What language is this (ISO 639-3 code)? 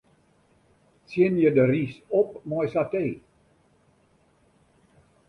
fry